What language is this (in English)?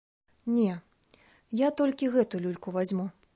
Belarusian